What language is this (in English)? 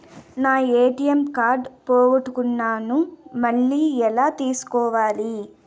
Telugu